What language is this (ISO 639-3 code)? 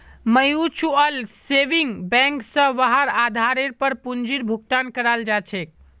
mag